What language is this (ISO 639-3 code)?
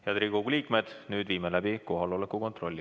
est